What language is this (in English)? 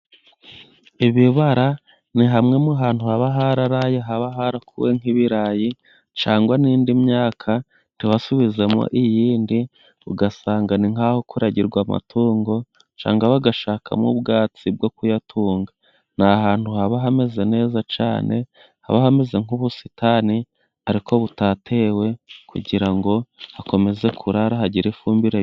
Kinyarwanda